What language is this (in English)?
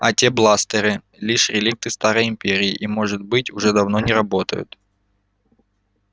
Russian